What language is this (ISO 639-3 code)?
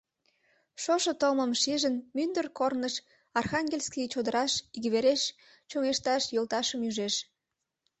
chm